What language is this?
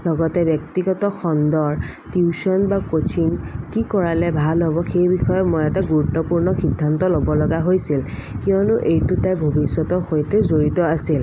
Assamese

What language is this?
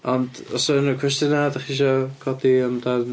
Welsh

